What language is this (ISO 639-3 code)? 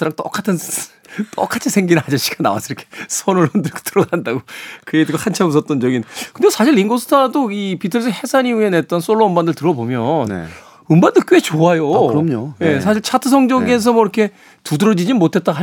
kor